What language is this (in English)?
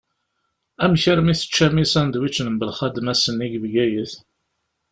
Kabyle